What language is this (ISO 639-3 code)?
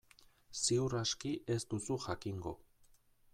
eus